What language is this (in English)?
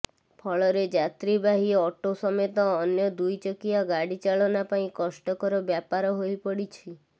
Odia